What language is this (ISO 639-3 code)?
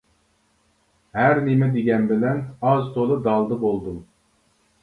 uig